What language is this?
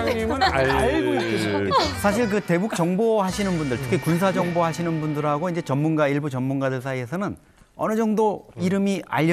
Korean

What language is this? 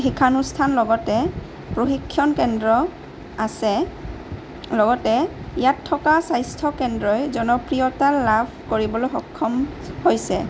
Assamese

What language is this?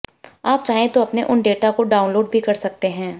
Hindi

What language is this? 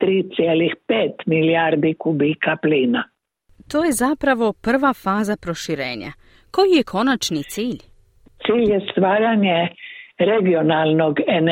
Croatian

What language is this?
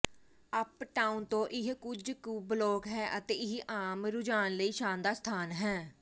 Punjabi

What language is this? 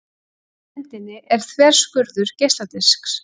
Icelandic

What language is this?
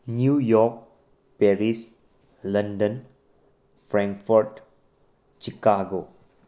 Manipuri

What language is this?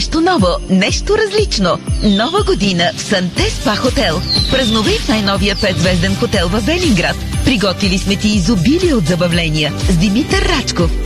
Bulgarian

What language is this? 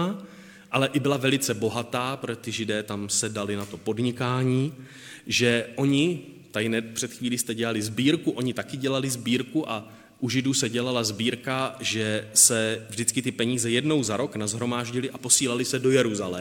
Czech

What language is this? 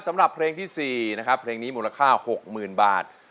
Thai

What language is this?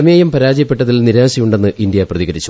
Malayalam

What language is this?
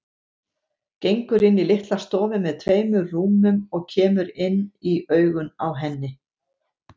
Icelandic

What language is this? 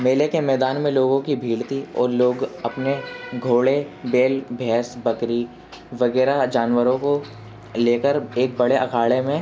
Urdu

